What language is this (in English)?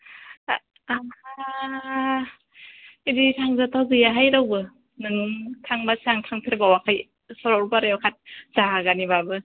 Bodo